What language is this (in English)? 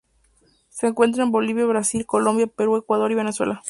Spanish